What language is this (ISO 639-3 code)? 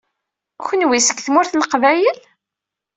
kab